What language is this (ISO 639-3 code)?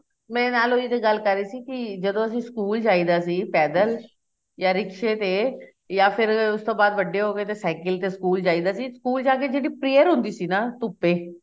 pan